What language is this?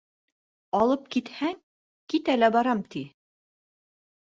Bashkir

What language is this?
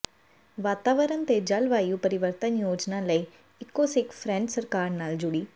Punjabi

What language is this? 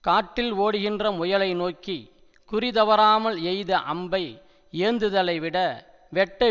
Tamil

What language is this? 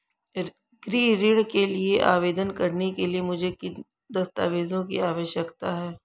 Hindi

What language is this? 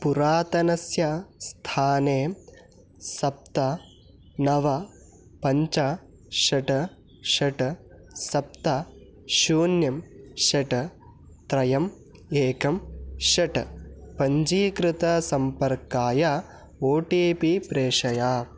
Sanskrit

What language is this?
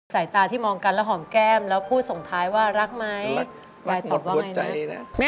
Thai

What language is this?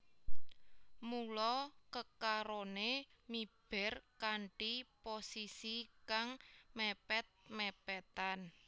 Javanese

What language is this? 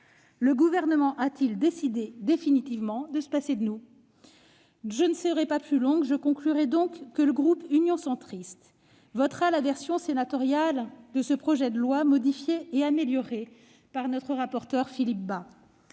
French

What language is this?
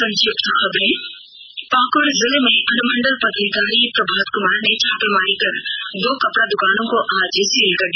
Hindi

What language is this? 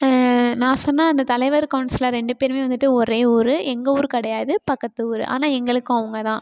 Tamil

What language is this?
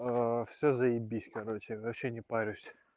Russian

